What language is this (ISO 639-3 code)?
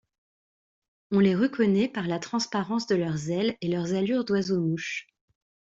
fra